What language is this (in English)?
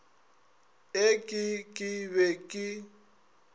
Northern Sotho